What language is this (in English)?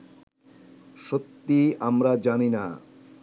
Bangla